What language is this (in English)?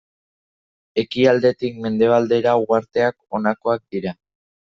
Basque